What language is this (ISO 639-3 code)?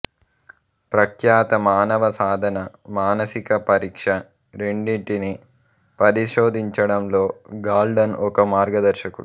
tel